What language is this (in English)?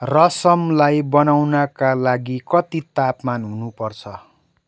Nepali